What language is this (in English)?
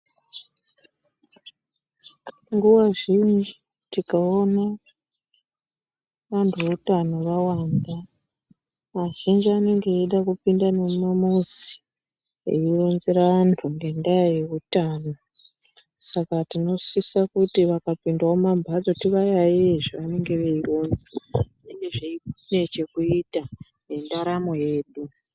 Ndau